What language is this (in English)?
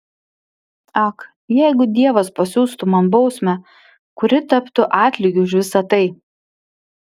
Lithuanian